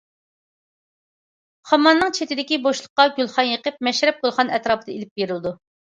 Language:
Uyghur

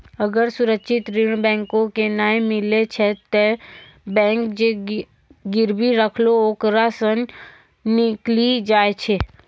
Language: Maithili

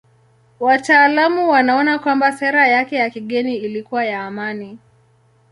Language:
Swahili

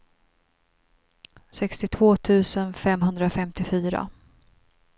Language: Swedish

